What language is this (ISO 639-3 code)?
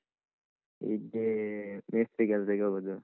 kan